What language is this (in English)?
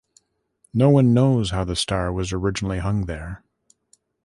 English